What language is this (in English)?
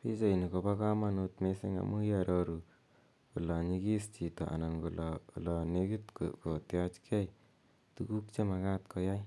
Kalenjin